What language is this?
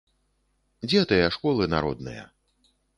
Belarusian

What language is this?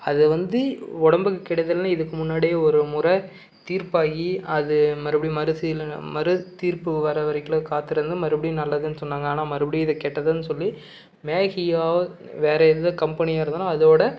Tamil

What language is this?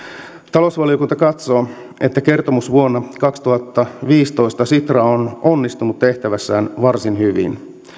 Finnish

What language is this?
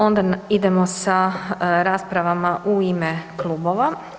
Croatian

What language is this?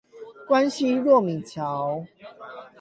Chinese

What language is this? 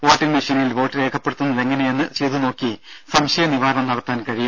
Malayalam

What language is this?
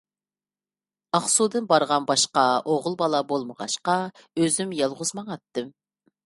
Uyghur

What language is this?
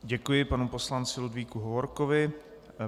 Czech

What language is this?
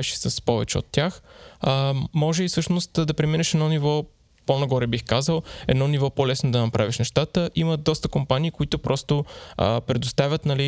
Bulgarian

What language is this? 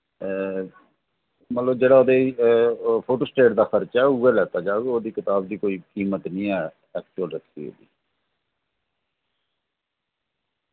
Dogri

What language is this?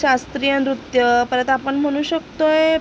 Marathi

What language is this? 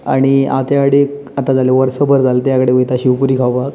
Konkani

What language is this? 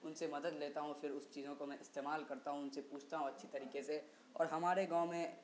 Urdu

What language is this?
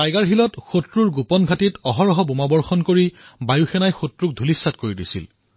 Assamese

